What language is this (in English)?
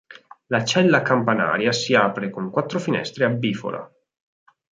Italian